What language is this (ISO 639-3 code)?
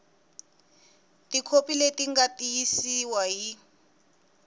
tso